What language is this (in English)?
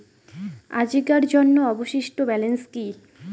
Bangla